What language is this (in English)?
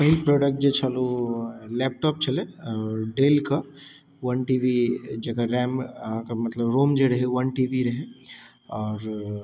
Maithili